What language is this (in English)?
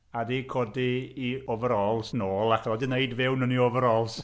Welsh